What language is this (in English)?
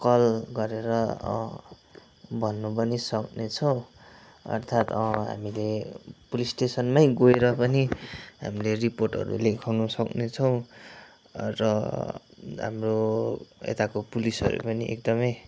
Nepali